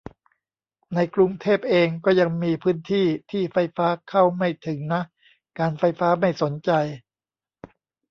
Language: Thai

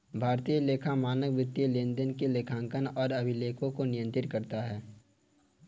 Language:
Hindi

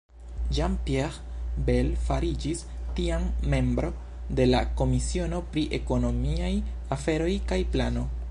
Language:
Esperanto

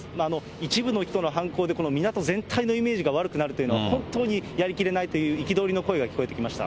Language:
Japanese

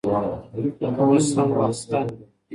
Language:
Pashto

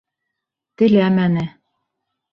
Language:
Bashkir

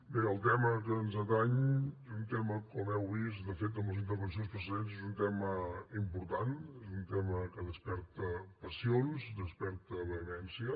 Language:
Catalan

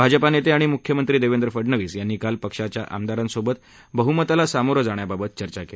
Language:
Marathi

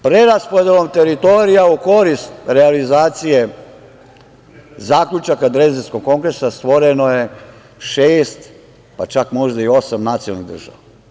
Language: Serbian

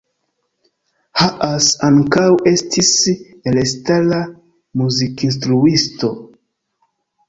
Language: Esperanto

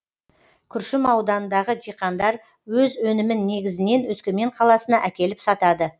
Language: Kazakh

